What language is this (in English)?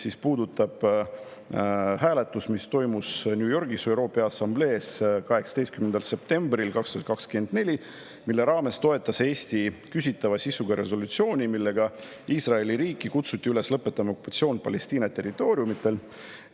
Estonian